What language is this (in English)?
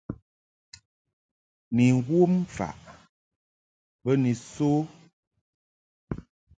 Mungaka